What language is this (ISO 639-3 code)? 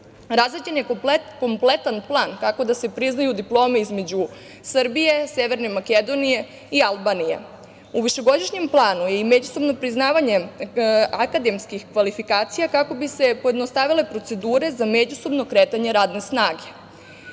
srp